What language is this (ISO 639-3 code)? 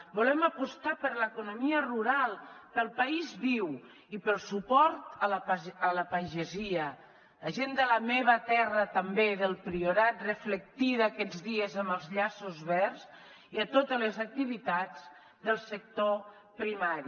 cat